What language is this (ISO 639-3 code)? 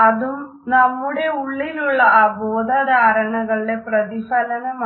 mal